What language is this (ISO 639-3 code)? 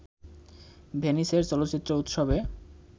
ben